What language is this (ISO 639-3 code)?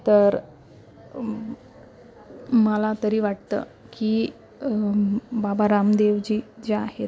mar